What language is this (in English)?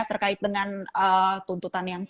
Indonesian